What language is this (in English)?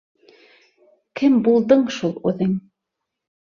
Bashkir